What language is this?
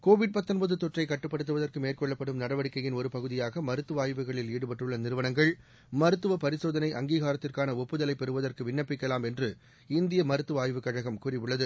Tamil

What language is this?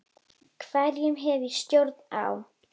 Icelandic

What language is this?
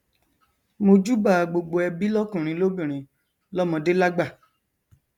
Yoruba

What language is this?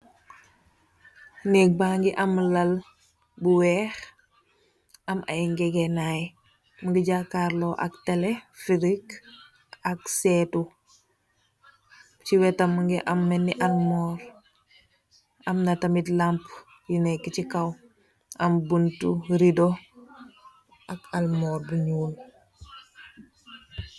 Wolof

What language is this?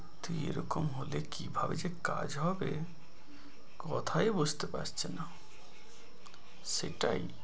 Bangla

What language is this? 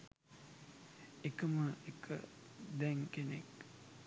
Sinhala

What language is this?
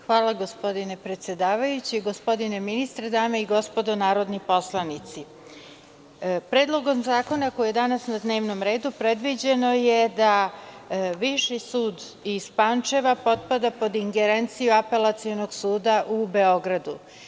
Serbian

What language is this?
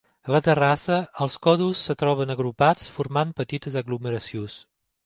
Catalan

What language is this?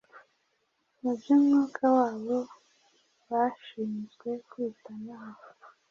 Kinyarwanda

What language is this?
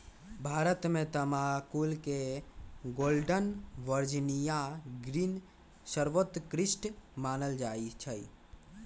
Magahi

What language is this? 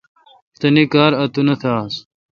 Kalkoti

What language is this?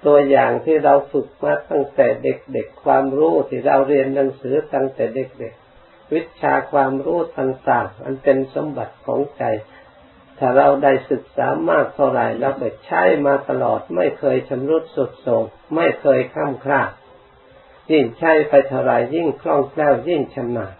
Thai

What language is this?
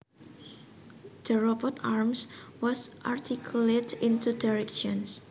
Javanese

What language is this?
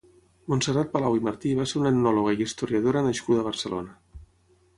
Catalan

